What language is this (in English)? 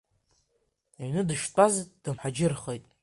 Abkhazian